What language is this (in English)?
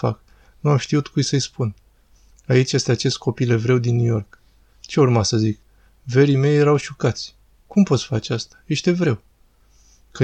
Romanian